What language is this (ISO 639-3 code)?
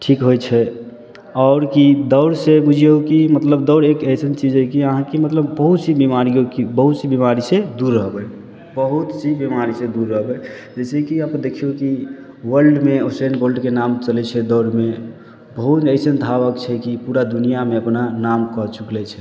mai